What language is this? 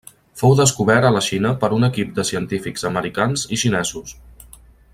Catalan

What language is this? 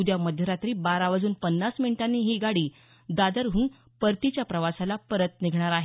Marathi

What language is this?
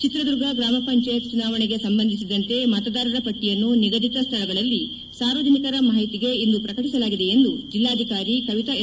Kannada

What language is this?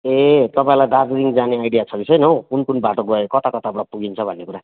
Nepali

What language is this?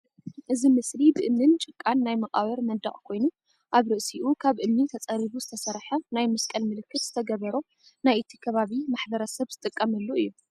Tigrinya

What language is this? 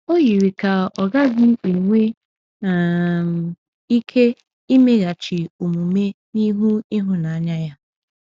Igbo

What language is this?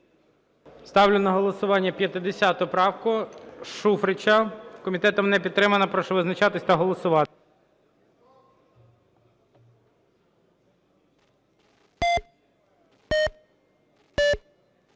Ukrainian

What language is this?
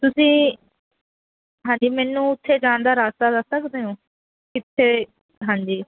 Punjabi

